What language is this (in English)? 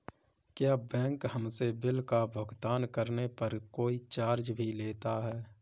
Hindi